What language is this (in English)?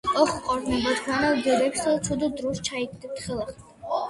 Georgian